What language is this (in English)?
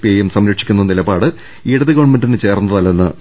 Malayalam